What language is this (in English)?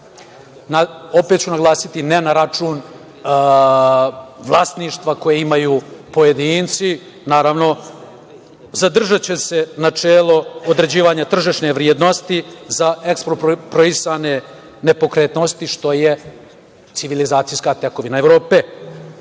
Serbian